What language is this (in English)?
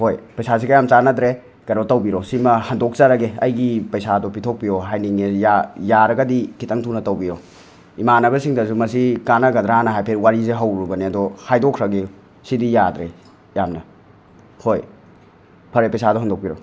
Manipuri